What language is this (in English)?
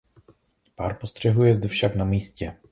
Czech